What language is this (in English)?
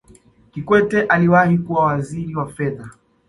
Swahili